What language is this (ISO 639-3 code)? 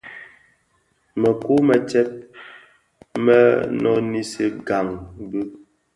ksf